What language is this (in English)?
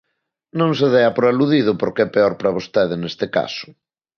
Galician